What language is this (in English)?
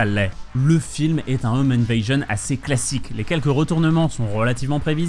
French